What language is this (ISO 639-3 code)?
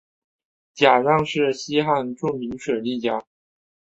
zho